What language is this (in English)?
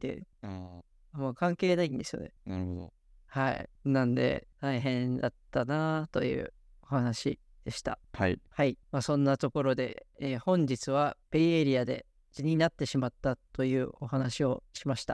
Japanese